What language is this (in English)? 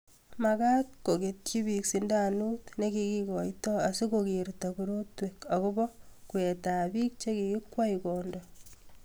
Kalenjin